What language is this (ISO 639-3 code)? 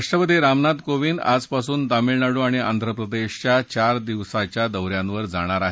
mar